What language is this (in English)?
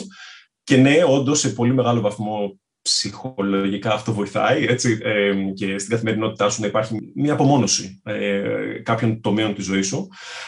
Greek